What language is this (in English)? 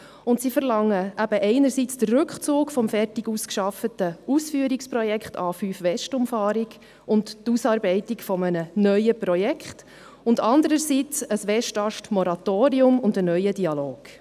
Swiss German